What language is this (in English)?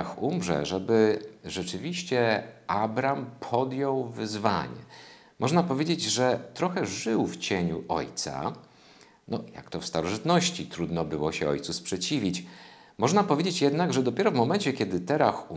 Polish